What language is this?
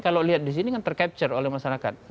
Indonesian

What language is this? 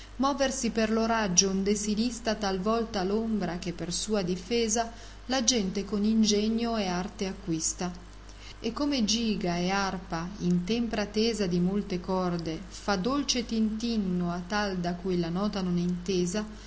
Italian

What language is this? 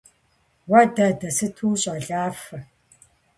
Kabardian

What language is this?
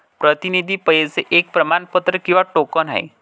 Marathi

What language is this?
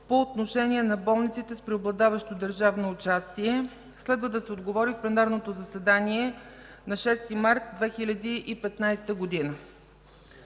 Bulgarian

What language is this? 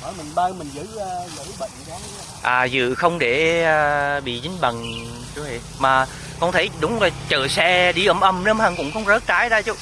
Vietnamese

